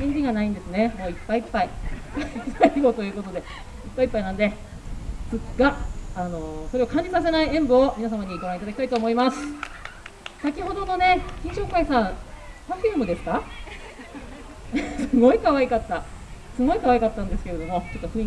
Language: Japanese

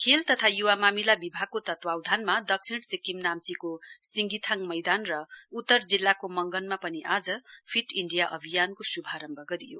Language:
Nepali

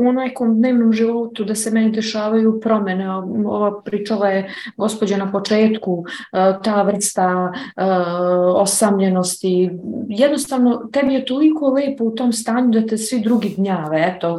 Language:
Croatian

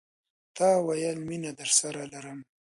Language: Pashto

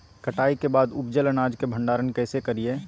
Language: Magahi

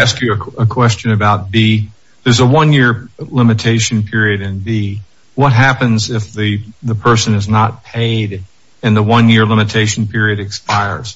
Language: English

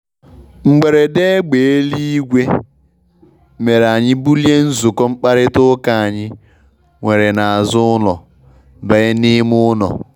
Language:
Igbo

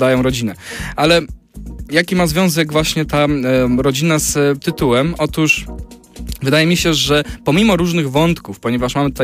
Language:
Polish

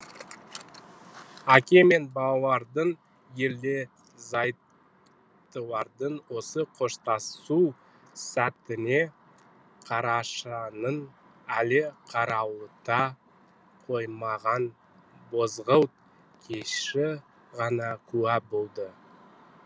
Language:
Kazakh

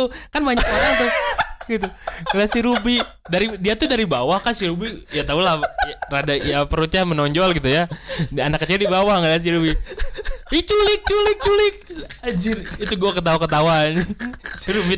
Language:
Indonesian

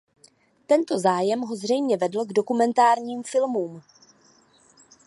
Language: Czech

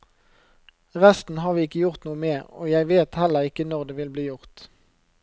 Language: Norwegian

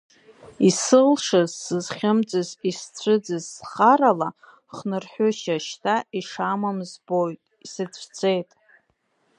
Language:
Abkhazian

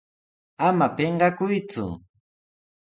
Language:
Sihuas Ancash Quechua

